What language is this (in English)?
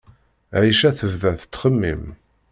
Kabyle